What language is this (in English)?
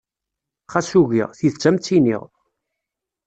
Kabyle